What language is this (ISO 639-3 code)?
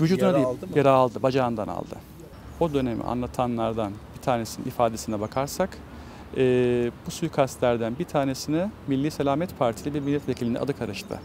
tur